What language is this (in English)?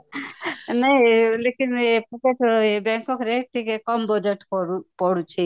Odia